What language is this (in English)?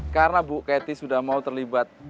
Indonesian